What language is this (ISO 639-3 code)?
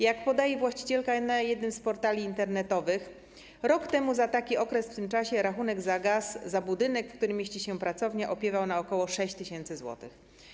pol